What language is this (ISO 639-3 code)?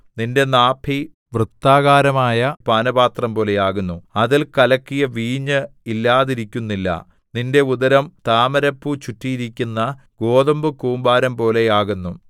mal